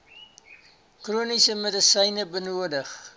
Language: Afrikaans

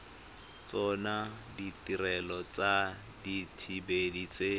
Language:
Tswana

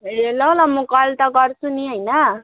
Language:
Nepali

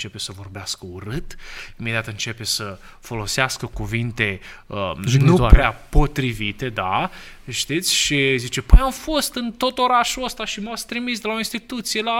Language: Romanian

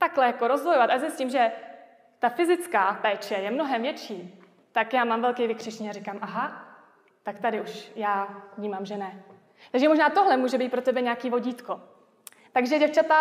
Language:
Czech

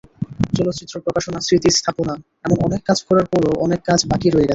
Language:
Bangla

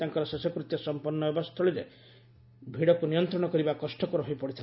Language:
Odia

